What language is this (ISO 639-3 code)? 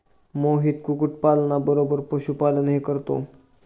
mar